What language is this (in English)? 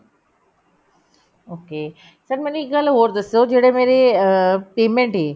Punjabi